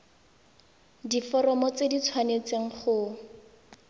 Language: Tswana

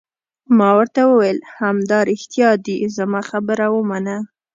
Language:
Pashto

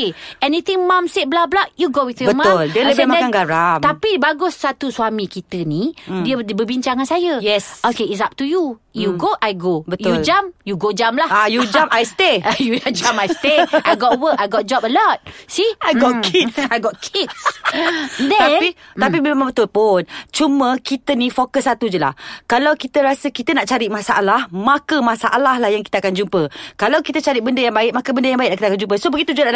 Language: Malay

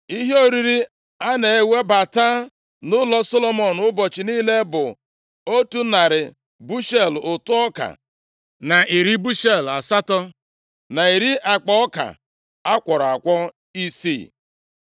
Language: Igbo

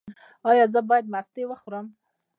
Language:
Pashto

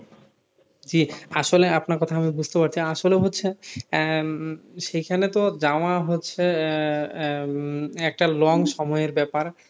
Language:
Bangla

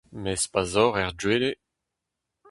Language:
Breton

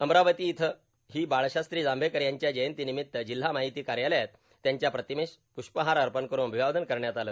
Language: Marathi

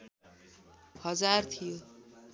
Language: Nepali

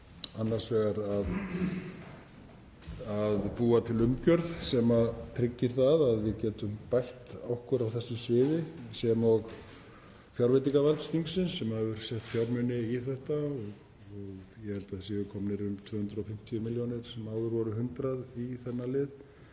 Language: Icelandic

